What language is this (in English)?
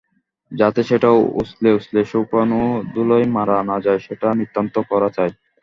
Bangla